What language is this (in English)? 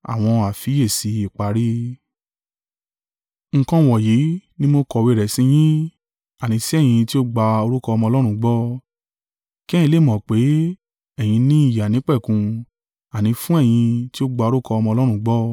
Yoruba